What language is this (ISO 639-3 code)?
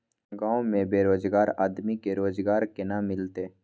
mai